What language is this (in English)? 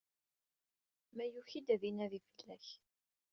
Kabyle